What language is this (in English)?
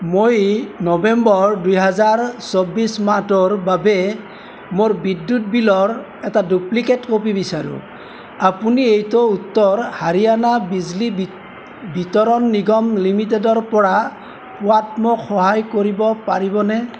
Assamese